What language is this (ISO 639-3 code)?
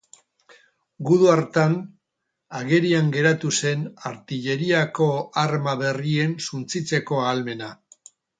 eus